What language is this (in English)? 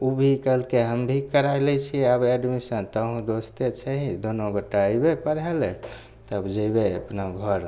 Maithili